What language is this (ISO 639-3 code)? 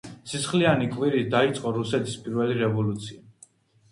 kat